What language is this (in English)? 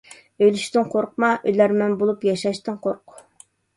Uyghur